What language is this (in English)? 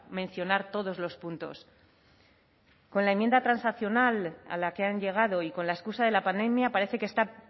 Spanish